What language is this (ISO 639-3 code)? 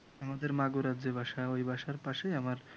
ben